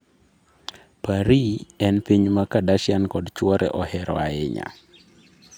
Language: Luo (Kenya and Tanzania)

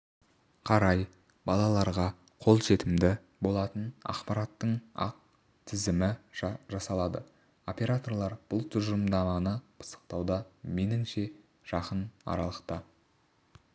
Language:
Kazakh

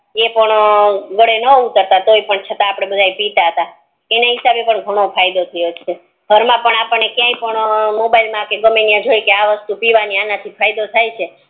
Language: Gujarati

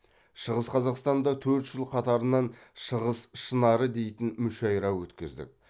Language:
Kazakh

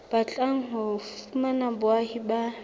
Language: Southern Sotho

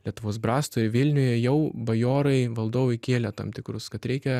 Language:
Lithuanian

